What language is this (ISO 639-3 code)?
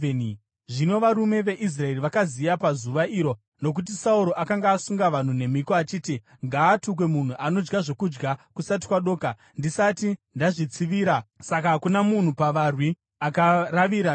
sna